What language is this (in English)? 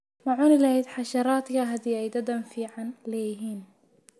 Somali